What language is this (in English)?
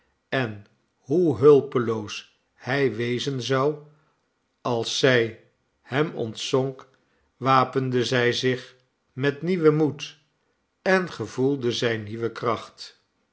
Dutch